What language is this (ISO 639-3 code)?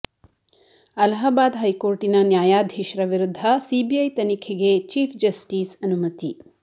kan